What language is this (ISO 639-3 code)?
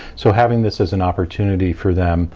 eng